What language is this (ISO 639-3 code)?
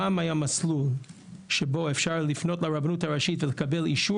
heb